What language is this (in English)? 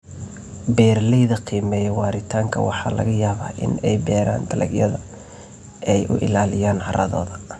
Somali